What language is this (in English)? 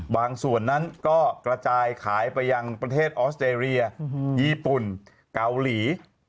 Thai